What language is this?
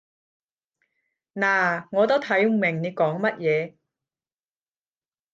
Cantonese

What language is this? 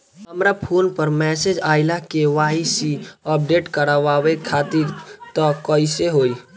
Bhojpuri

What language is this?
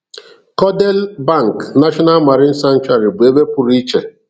Igbo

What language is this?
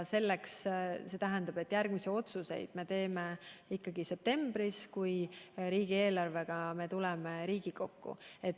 Estonian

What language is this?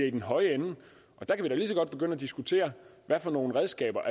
Danish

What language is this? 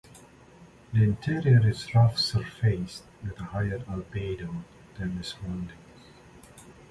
English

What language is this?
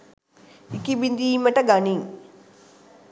Sinhala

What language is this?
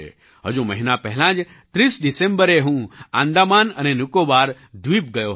Gujarati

